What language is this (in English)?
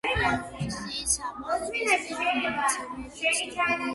Georgian